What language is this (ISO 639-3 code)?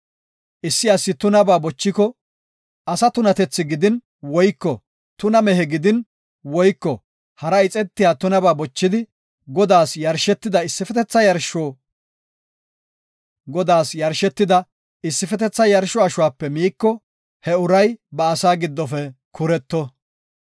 gof